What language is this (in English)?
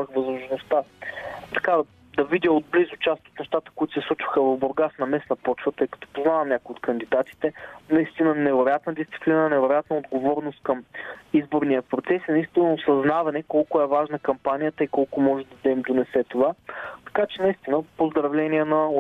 Bulgarian